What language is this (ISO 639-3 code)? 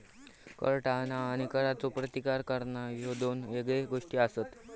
mar